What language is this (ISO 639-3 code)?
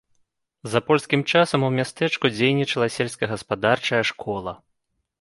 bel